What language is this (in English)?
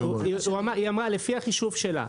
Hebrew